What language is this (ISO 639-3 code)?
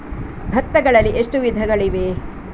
kan